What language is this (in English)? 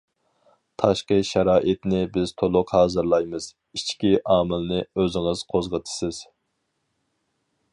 Uyghur